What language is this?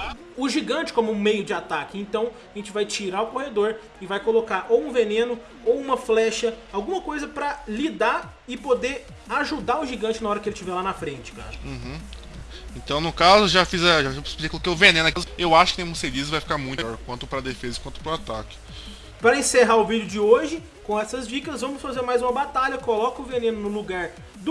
Portuguese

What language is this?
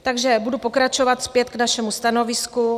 Czech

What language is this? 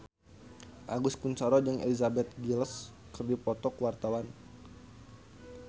Sundanese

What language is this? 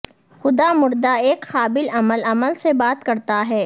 Urdu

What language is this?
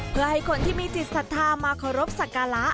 Thai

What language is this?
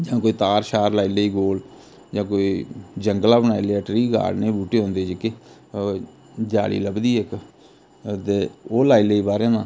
Dogri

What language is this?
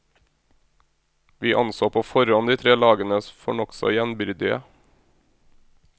Norwegian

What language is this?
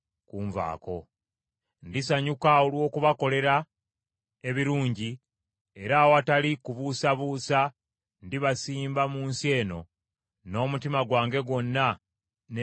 Ganda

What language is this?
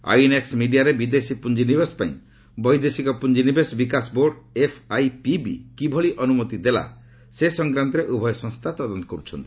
Odia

